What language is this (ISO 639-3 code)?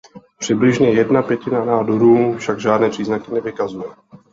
ces